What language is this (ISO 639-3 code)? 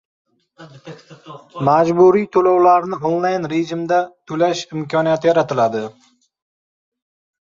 uzb